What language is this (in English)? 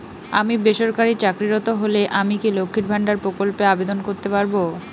Bangla